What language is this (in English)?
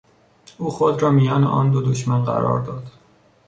Persian